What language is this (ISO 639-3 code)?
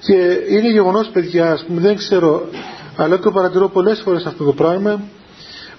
ell